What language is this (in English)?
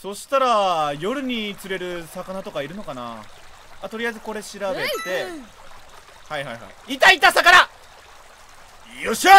Japanese